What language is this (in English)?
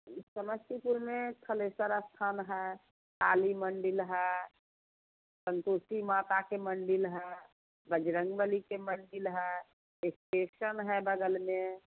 Hindi